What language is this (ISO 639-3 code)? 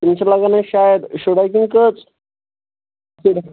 kas